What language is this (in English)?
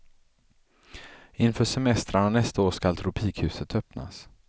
Swedish